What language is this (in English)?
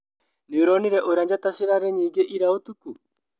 Kikuyu